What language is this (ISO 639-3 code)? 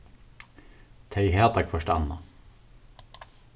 fao